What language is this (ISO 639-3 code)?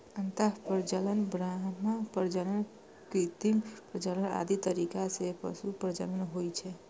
mai